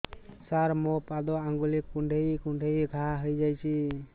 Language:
Odia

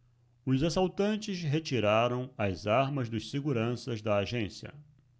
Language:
Portuguese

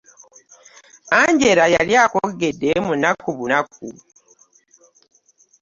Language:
Ganda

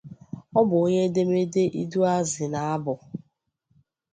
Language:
Igbo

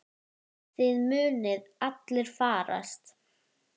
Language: Icelandic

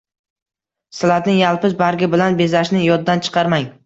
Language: Uzbek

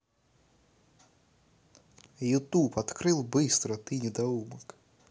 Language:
Russian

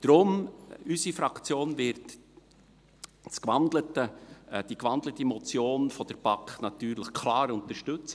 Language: Swiss German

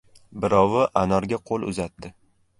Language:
Uzbek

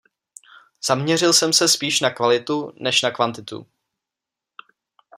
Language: Czech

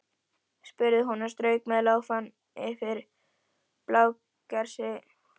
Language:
Icelandic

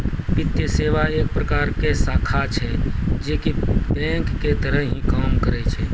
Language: Maithili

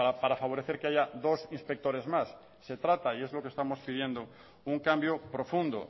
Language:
Spanish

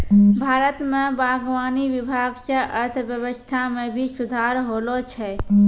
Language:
Maithili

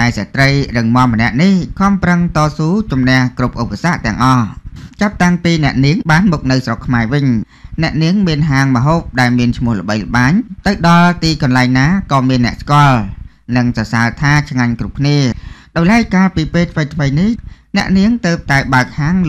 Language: Thai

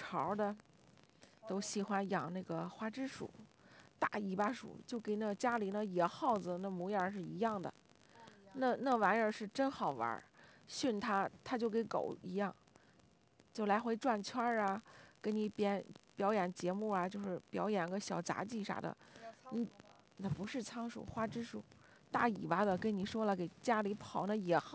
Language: Chinese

